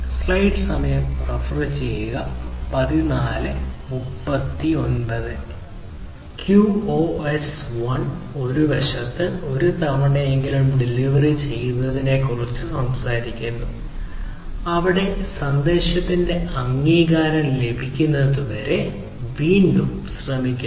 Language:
Malayalam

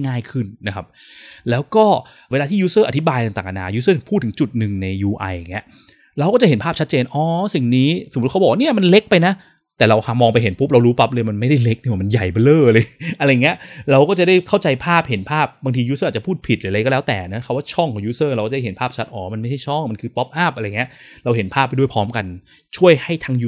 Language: Thai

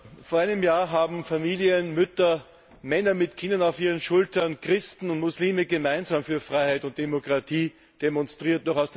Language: German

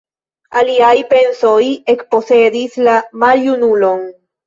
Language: Esperanto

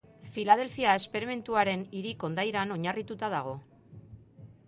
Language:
Basque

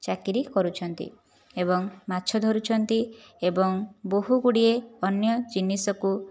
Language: Odia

